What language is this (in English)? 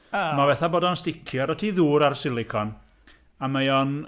Welsh